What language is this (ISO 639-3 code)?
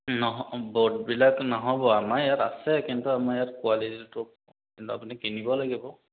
asm